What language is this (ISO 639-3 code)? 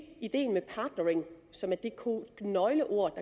dan